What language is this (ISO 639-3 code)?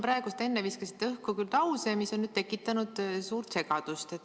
est